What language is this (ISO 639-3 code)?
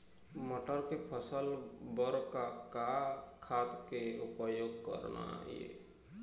hne